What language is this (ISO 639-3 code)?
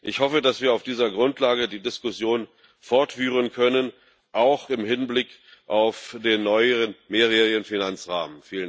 deu